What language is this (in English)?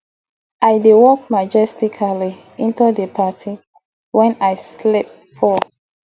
Nigerian Pidgin